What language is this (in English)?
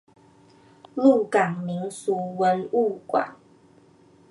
Chinese